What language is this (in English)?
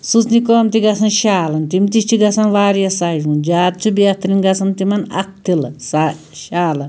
Kashmiri